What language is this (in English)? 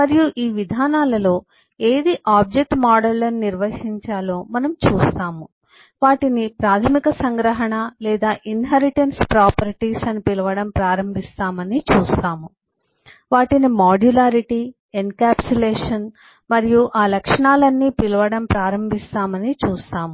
Telugu